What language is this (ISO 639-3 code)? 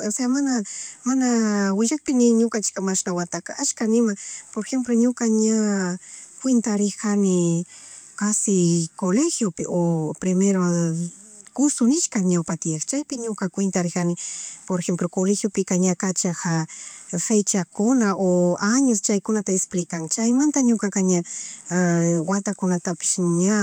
qug